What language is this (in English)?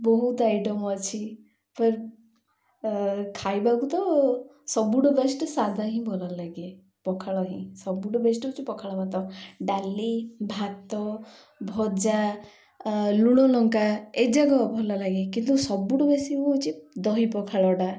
Odia